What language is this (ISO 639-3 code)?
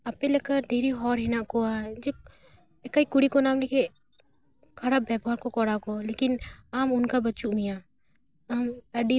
sat